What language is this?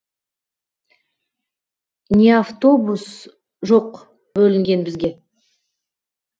Kazakh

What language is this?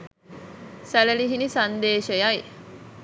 Sinhala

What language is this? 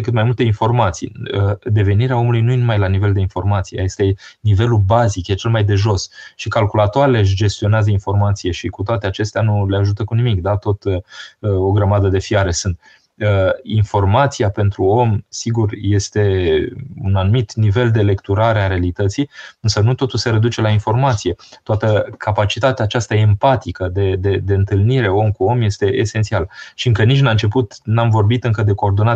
Romanian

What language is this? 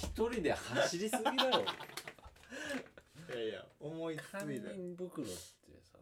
Japanese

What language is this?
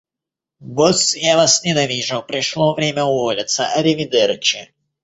Russian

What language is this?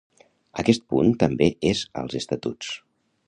Catalan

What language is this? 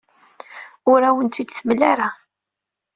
Kabyle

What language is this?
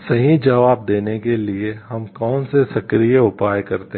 Hindi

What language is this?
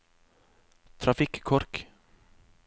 Norwegian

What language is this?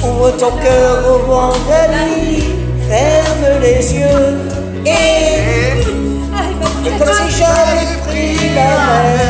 Romanian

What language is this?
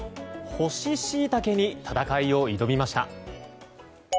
Japanese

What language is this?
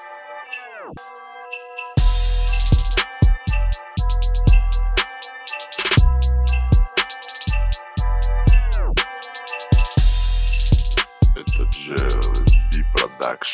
Portuguese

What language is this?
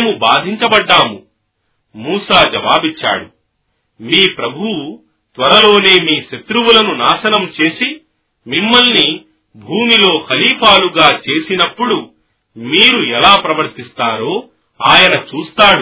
Telugu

